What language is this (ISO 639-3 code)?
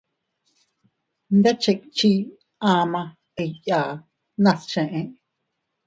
cut